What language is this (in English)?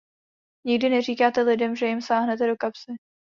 Czech